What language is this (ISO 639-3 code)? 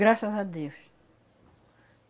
por